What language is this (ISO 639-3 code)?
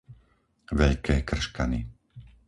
slk